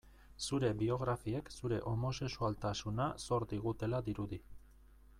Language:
Basque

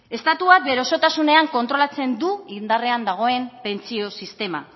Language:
Basque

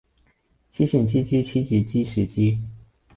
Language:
Cantonese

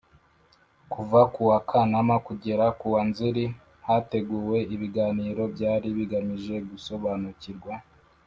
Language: Kinyarwanda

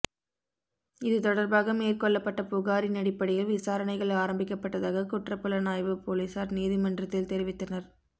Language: Tamil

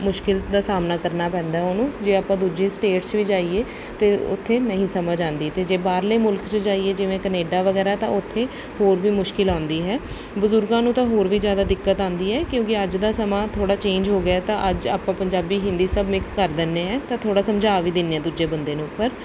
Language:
Punjabi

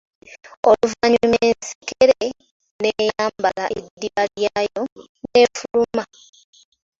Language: Ganda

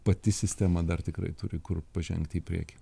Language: Lithuanian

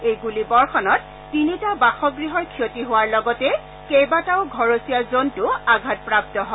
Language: Assamese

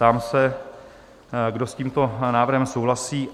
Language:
Czech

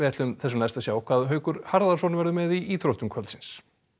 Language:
Icelandic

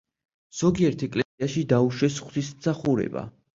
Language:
Georgian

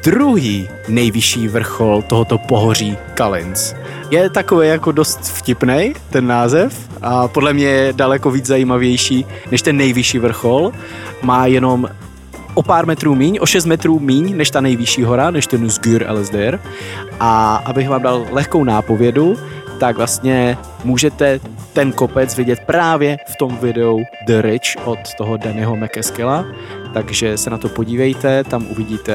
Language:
Czech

